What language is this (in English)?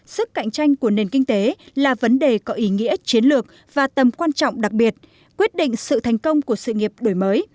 Vietnamese